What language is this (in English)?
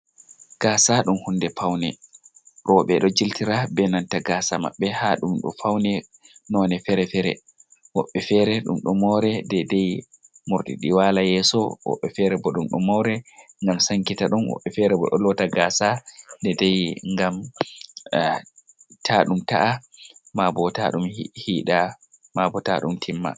Fula